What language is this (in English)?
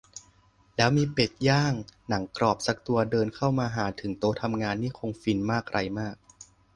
Thai